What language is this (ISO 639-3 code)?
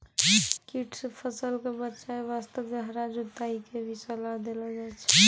mai